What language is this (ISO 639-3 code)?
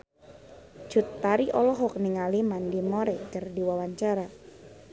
sun